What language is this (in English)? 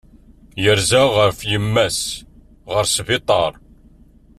Kabyle